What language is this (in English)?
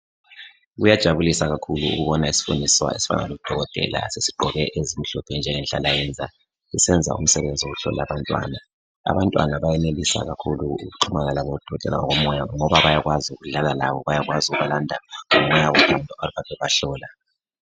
North Ndebele